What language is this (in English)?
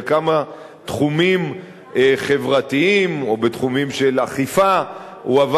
Hebrew